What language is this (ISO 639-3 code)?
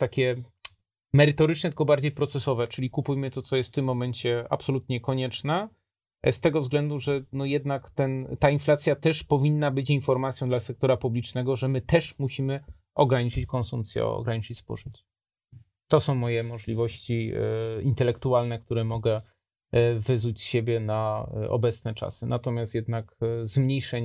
pol